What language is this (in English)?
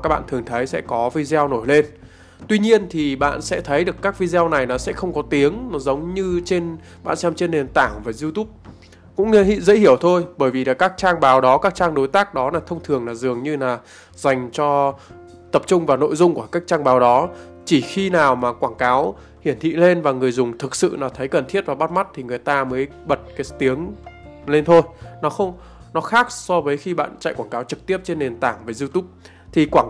Vietnamese